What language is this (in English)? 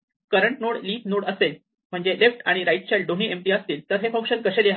Marathi